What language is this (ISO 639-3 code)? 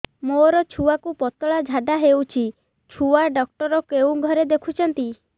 ori